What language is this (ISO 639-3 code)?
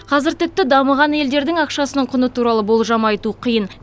kaz